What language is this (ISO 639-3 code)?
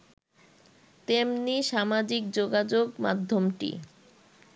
ben